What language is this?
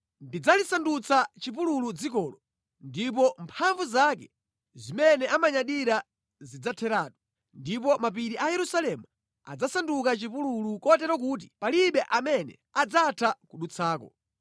Nyanja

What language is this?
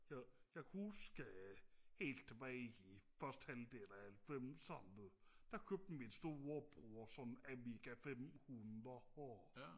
Danish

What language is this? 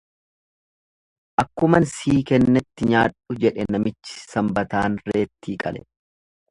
Oromo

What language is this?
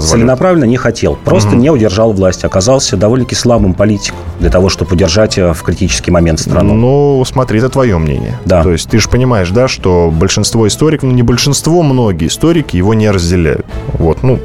Russian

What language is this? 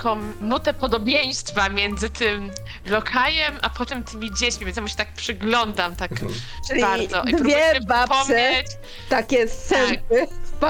Polish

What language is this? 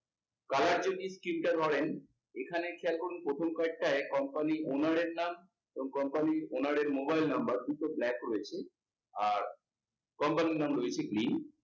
Bangla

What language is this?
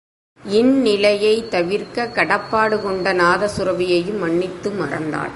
Tamil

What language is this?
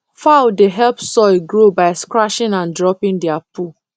Nigerian Pidgin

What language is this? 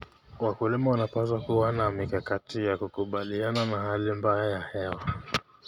Kalenjin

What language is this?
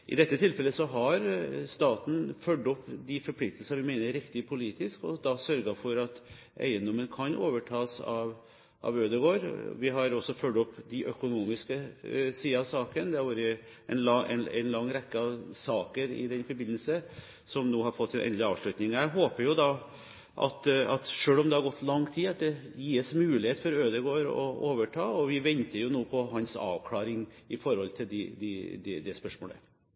Norwegian Bokmål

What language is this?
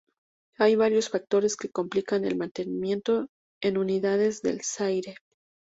Spanish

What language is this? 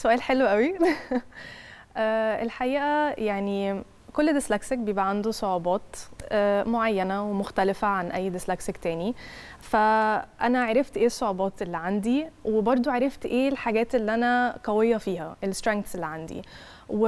Arabic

